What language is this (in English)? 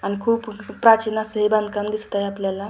Marathi